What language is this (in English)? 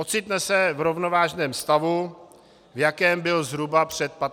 Czech